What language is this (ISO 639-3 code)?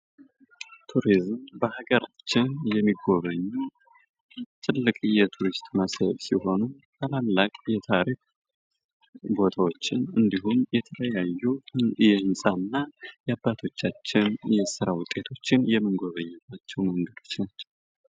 amh